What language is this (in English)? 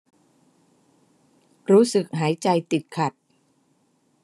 Thai